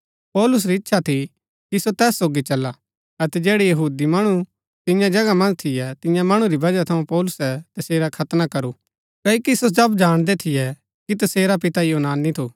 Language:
Gaddi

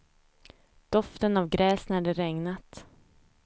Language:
Swedish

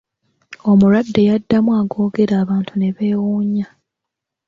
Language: Ganda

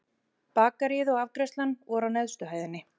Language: Icelandic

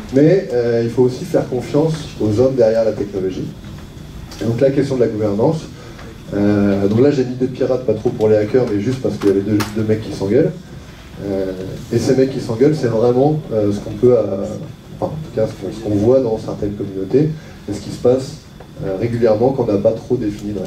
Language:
French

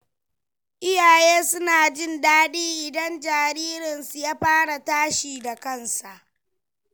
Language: Hausa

